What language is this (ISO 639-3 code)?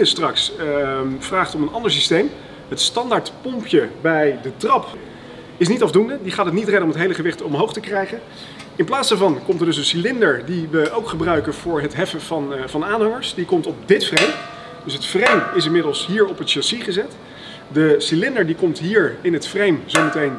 nld